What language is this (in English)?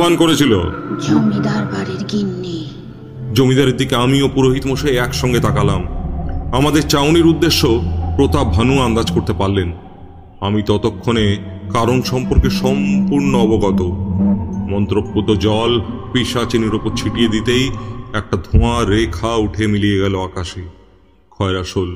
Bangla